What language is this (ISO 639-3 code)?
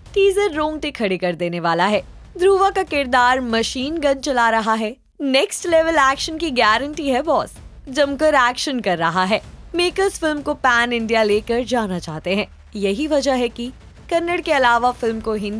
hin